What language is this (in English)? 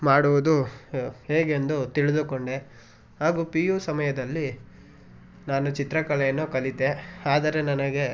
Kannada